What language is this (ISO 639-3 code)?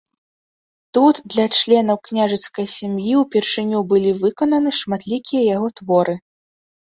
bel